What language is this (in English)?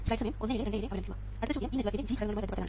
Malayalam